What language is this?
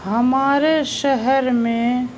Urdu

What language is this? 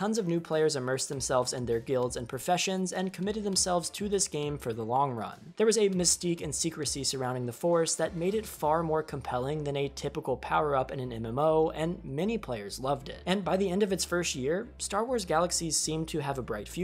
English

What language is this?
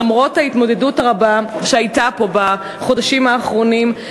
Hebrew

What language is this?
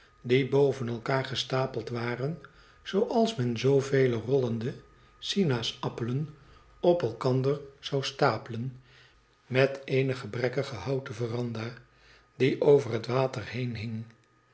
Dutch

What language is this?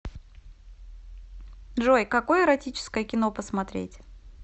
Russian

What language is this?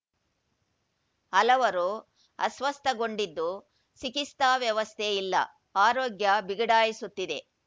Kannada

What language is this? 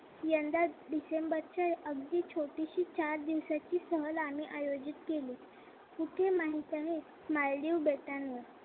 Marathi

